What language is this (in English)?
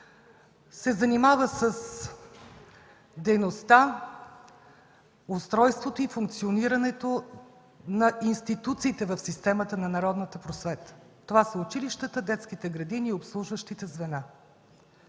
Bulgarian